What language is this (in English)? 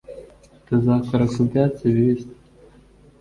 Kinyarwanda